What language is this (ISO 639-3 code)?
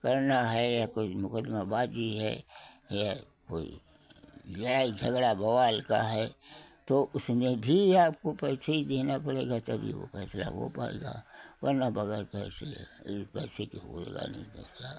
hin